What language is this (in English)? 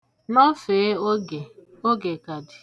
Igbo